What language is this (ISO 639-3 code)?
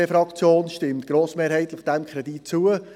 gsw